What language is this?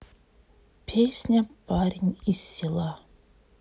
Russian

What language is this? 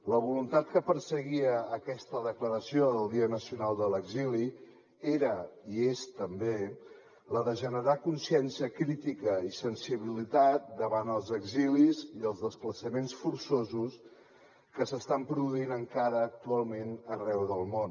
Catalan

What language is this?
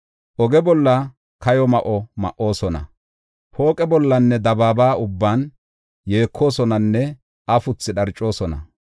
Gofa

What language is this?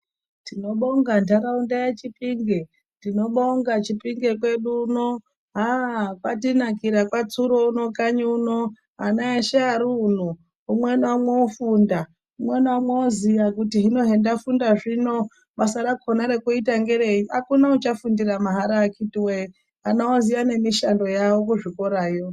Ndau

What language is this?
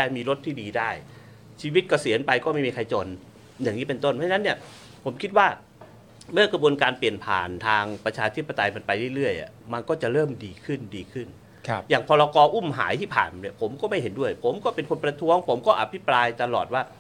Thai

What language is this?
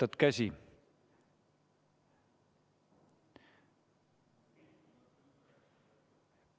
Estonian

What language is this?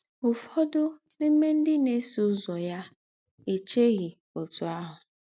Igbo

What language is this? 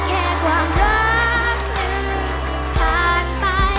Thai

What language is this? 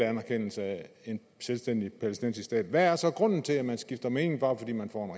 Danish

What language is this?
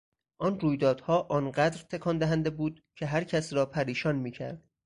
Persian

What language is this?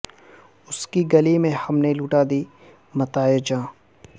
Urdu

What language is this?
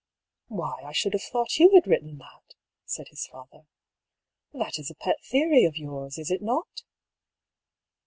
English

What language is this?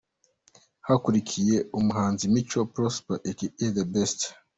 Kinyarwanda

